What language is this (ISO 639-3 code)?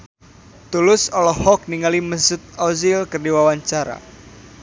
sun